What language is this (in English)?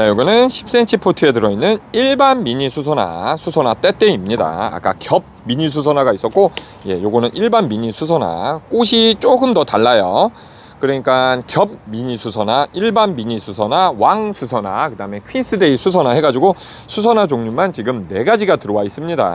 Korean